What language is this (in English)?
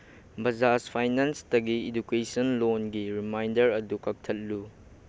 Manipuri